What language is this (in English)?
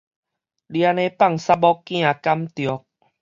Min Nan Chinese